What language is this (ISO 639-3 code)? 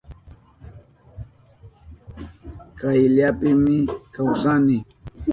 qup